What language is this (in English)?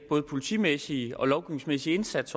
Danish